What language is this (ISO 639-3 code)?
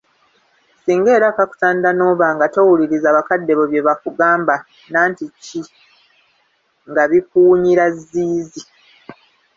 lug